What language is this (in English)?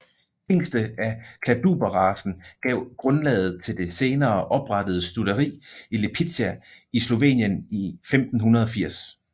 Danish